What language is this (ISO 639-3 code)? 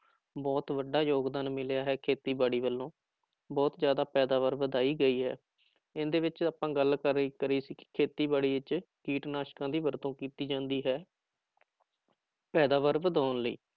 pan